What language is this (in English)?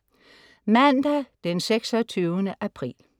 Danish